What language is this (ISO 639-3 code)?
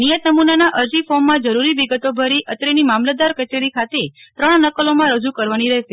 guj